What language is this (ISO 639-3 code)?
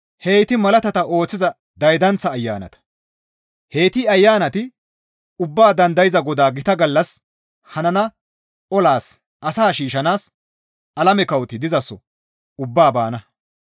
gmv